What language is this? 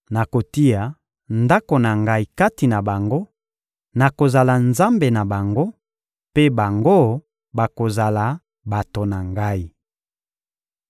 Lingala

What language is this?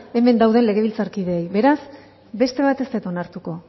Basque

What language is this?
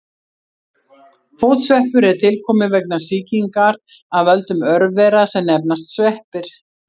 Icelandic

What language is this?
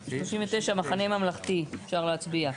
Hebrew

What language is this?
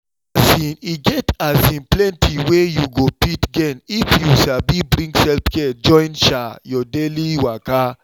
Nigerian Pidgin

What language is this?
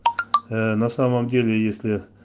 Russian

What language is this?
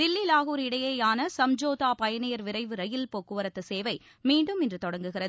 Tamil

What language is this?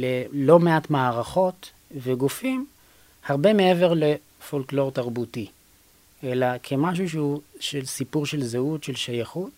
Hebrew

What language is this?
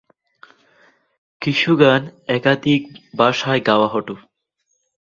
Bangla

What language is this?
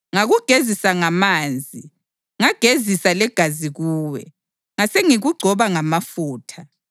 North Ndebele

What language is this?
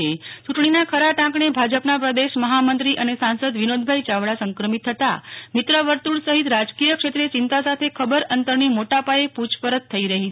Gujarati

